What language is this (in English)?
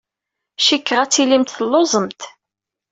Kabyle